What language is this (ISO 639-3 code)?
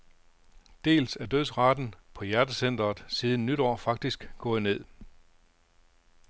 dan